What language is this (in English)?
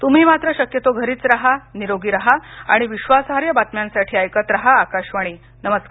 Marathi